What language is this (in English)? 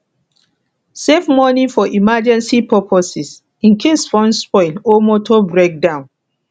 Nigerian Pidgin